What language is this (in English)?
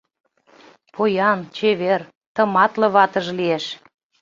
Mari